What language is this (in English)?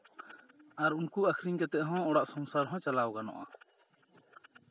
Santali